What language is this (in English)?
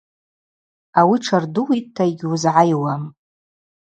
Abaza